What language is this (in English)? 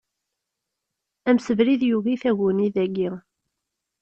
Kabyle